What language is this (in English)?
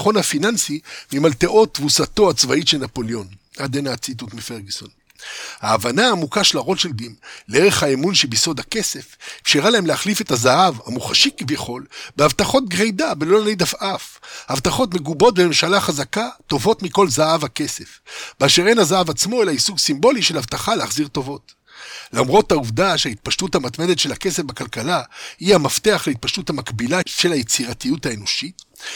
Hebrew